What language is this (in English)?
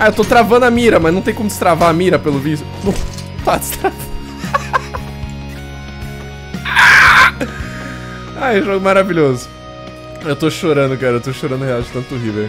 Portuguese